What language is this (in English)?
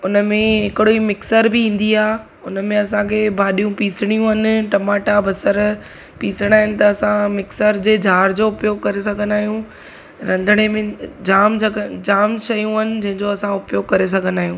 Sindhi